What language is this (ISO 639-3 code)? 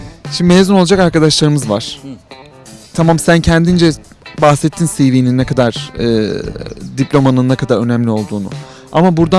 tur